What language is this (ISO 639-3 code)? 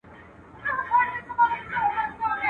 pus